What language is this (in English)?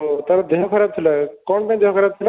Odia